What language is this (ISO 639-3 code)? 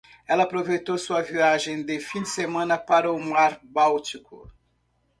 por